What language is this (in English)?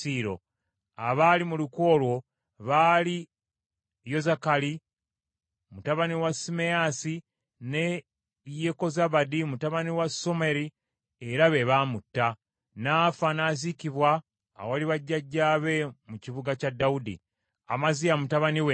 Ganda